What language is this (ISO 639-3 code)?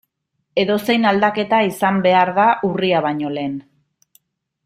eus